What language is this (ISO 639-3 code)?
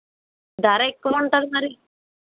tel